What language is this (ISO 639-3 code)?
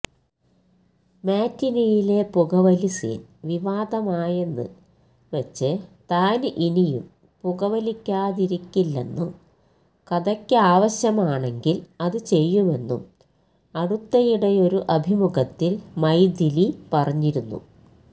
mal